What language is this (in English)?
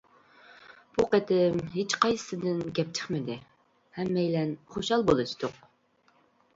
Uyghur